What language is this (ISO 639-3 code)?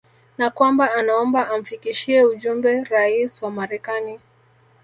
swa